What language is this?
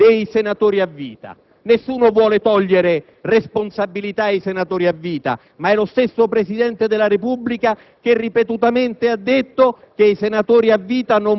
Italian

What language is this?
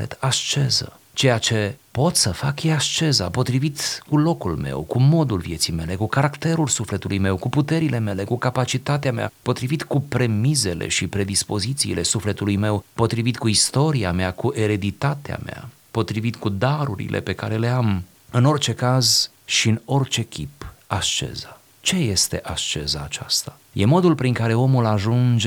Romanian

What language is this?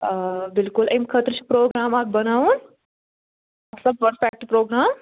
Kashmiri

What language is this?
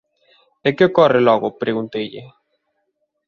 Galician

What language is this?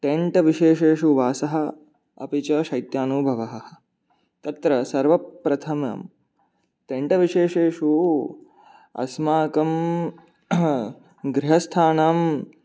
Sanskrit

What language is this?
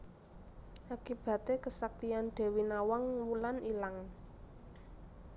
Javanese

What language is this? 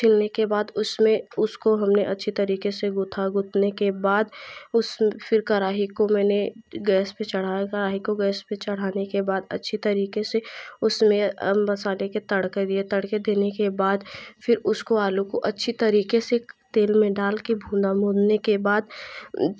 Hindi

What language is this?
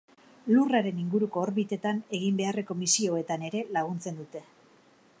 Basque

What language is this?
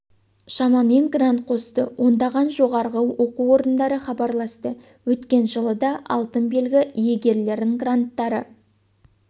Kazakh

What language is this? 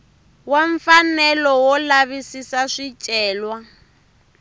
Tsonga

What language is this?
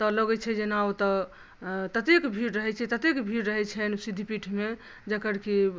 Maithili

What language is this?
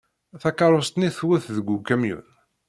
Kabyle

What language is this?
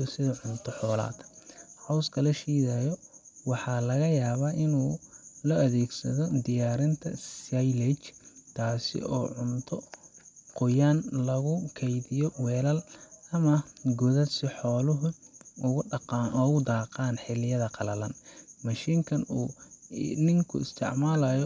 Somali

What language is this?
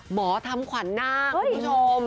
Thai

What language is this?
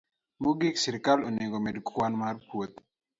Luo (Kenya and Tanzania)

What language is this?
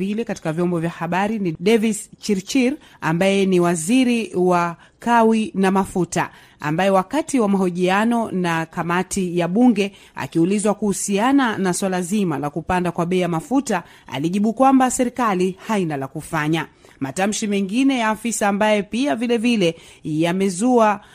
Swahili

